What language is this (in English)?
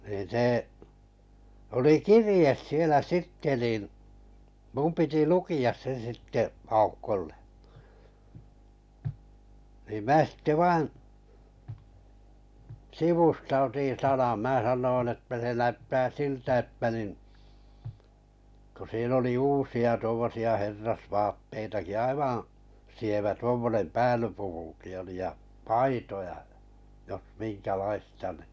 Finnish